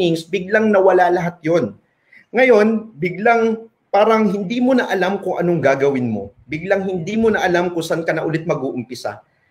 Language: Filipino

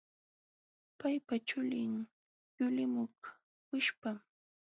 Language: Jauja Wanca Quechua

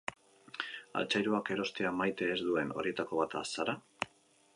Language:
Basque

